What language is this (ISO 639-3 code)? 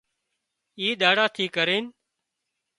kxp